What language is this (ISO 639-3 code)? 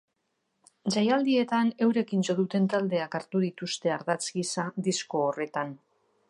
eus